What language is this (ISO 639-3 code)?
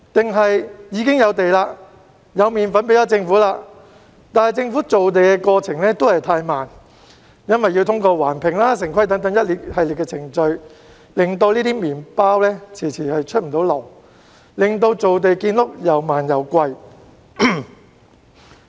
yue